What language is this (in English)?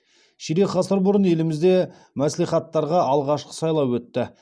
Kazakh